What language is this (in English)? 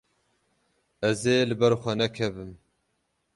Kurdish